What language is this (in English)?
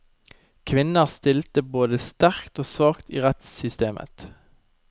Norwegian